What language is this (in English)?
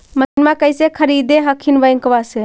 Magahi